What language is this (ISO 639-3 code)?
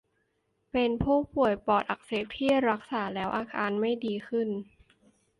tha